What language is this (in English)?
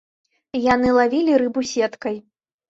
Belarusian